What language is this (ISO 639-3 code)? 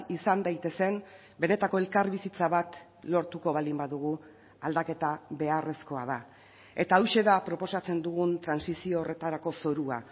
eus